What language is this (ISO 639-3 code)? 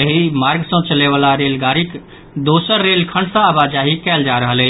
mai